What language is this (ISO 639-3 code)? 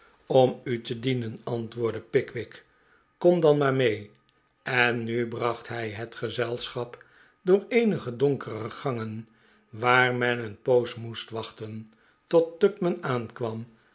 nld